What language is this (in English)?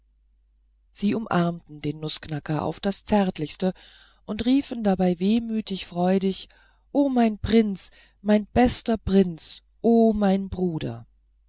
German